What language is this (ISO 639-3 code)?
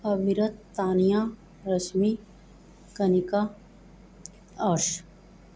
pan